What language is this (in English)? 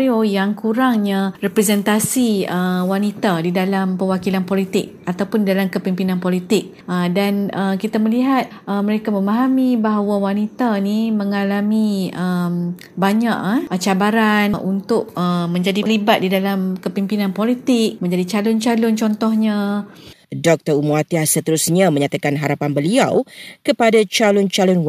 Malay